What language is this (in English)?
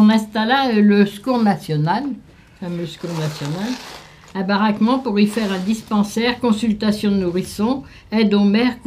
French